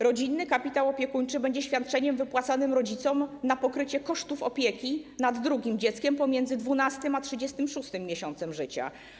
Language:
Polish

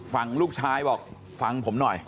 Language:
Thai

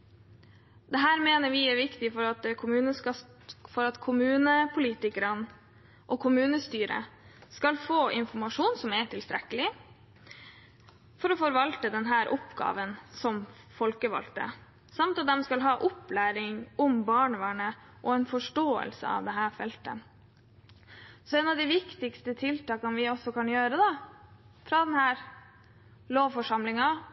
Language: Norwegian Bokmål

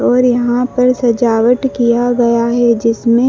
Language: Hindi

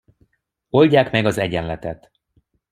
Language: Hungarian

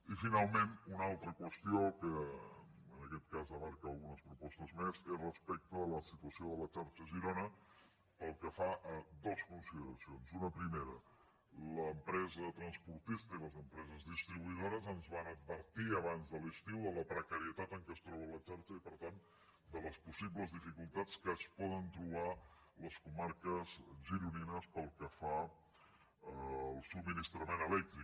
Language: Catalan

